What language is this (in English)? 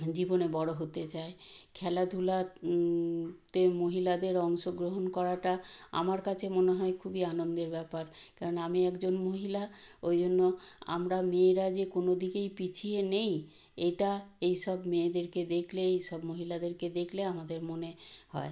Bangla